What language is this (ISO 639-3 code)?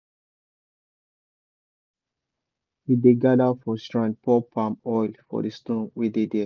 pcm